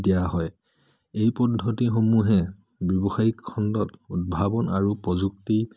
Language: Assamese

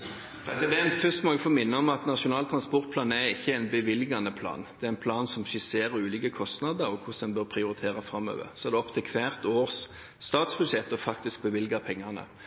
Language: Norwegian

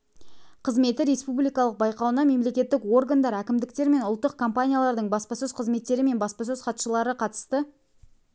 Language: Kazakh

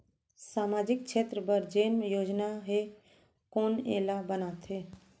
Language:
Chhattisgarhi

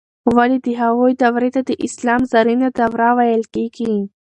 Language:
Pashto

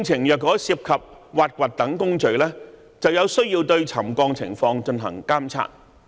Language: Cantonese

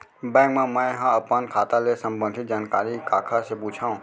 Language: Chhattisgarhi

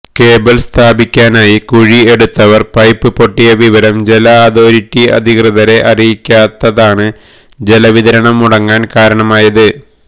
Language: Malayalam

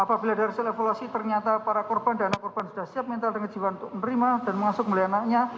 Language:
Indonesian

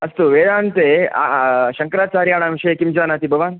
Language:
Sanskrit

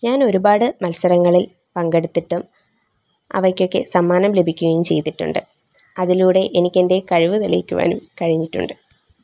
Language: Malayalam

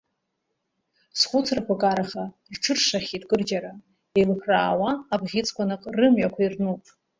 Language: Abkhazian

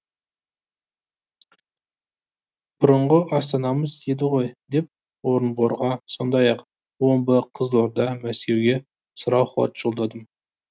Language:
Kazakh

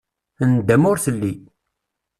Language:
Kabyle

